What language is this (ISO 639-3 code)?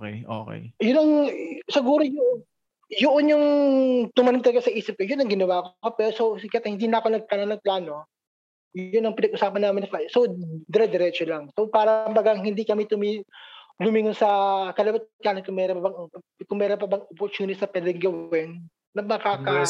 fil